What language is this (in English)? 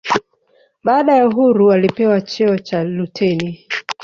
Swahili